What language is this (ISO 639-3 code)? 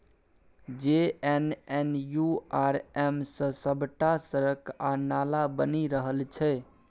mai